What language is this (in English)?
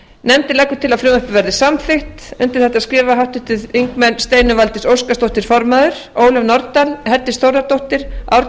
Icelandic